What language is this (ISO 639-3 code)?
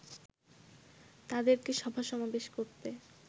ben